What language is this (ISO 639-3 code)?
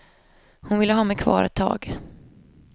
swe